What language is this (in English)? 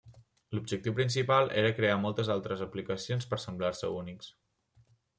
Catalan